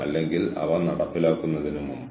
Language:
Malayalam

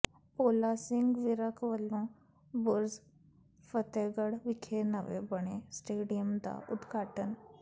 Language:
Punjabi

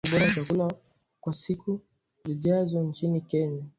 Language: Swahili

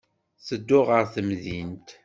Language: Kabyle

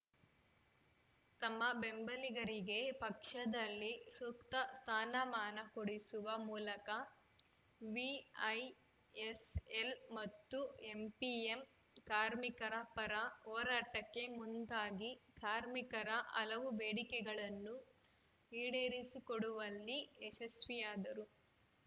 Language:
Kannada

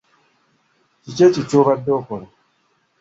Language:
Ganda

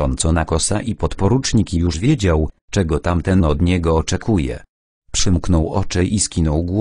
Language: Polish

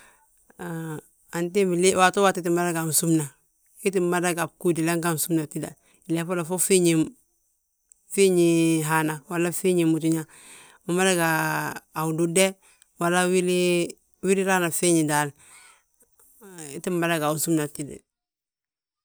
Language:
Balanta-Ganja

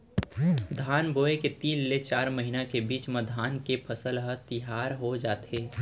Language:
Chhattisgarhi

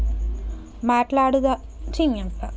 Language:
Telugu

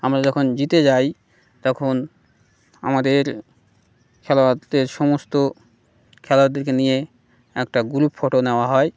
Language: Bangla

